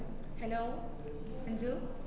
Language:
Malayalam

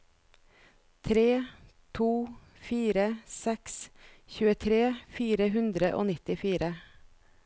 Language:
Norwegian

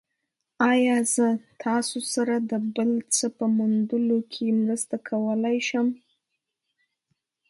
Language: Pashto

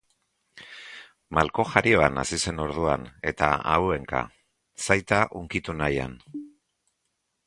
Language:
Basque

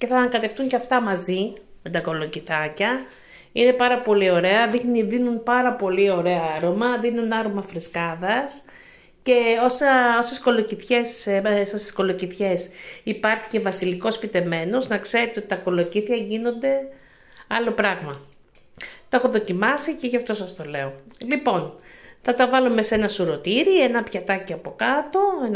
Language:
Greek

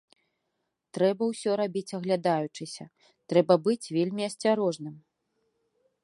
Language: Belarusian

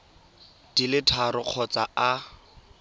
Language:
Tswana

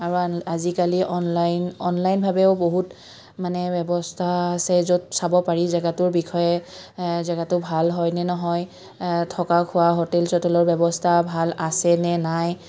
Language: Assamese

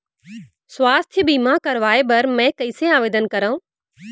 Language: Chhattisgarhi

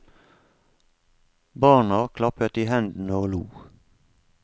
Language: Norwegian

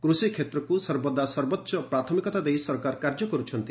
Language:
Odia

